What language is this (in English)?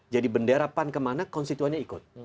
Indonesian